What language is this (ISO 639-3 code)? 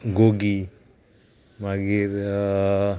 kok